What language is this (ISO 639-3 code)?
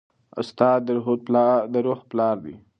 pus